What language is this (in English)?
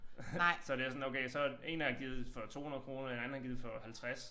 Danish